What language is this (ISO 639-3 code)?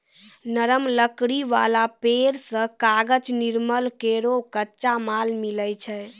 mai